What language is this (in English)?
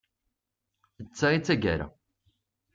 Kabyle